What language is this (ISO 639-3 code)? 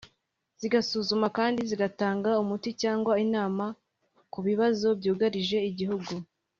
kin